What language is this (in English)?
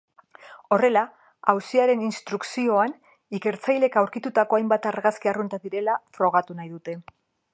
Basque